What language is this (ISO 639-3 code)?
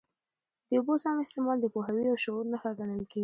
pus